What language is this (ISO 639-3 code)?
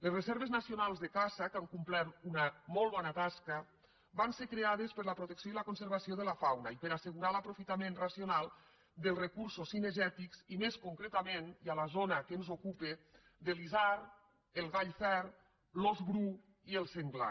cat